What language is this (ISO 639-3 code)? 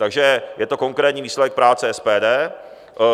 ces